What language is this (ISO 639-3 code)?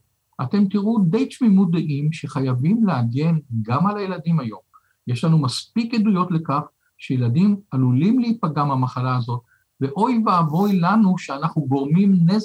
heb